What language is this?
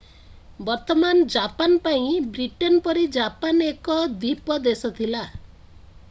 Odia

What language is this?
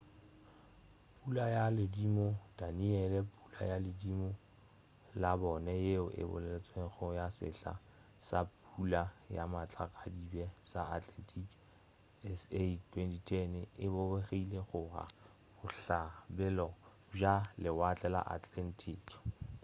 Northern Sotho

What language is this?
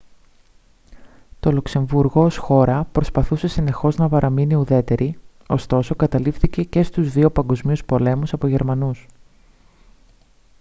Greek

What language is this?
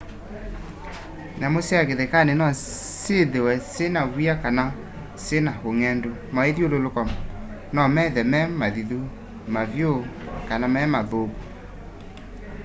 Kamba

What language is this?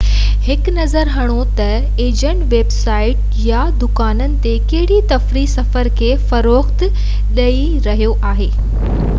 Sindhi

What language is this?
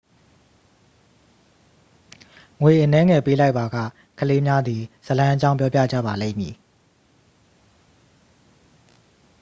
Burmese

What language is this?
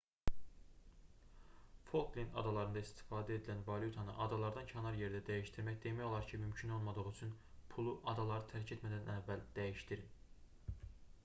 Azerbaijani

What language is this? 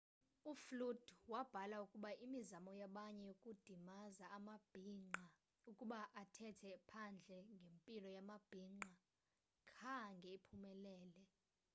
Xhosa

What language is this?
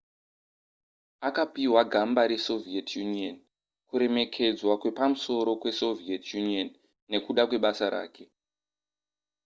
Shona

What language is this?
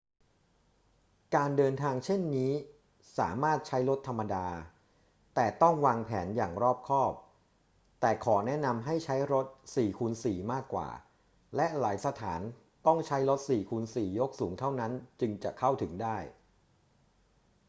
Thai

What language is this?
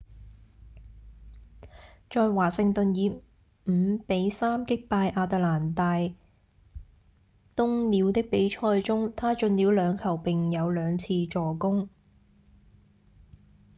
Cantonese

